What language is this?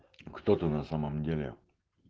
Russian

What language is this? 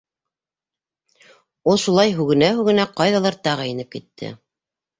Bashkir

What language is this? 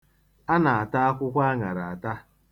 Igbo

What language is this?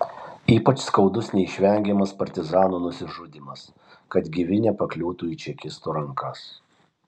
Lithuanian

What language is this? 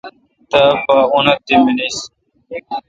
Kalkoti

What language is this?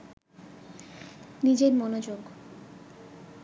Bangla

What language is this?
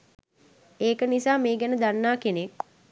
Sinhala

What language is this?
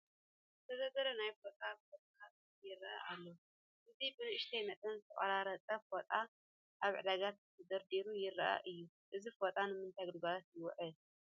Tigrinya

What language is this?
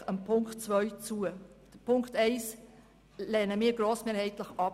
Swiss German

